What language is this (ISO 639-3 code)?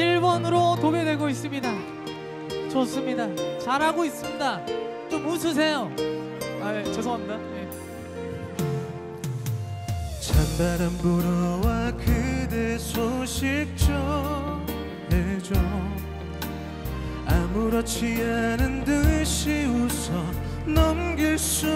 kor